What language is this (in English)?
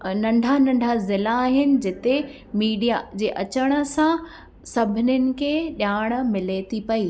Sindhi